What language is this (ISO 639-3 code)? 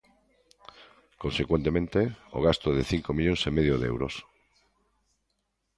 glg